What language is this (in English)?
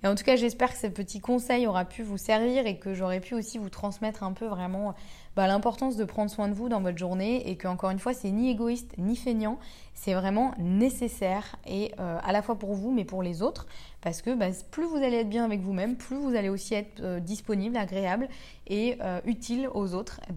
French